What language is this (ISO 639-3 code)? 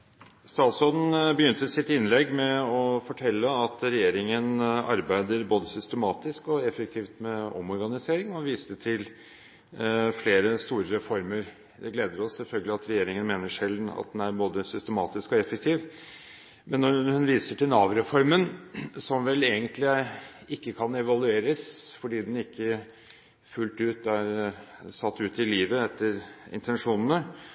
nob